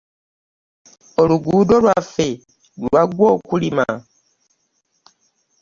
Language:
Ganda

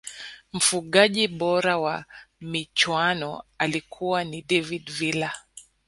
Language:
Swahili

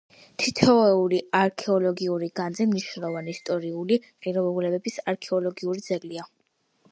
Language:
Georgian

